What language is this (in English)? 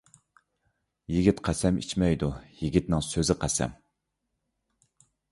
Uyghur